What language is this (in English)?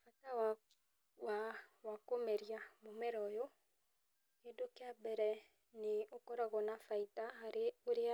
Kikuyu